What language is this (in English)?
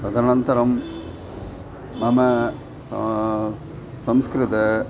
Sanskrit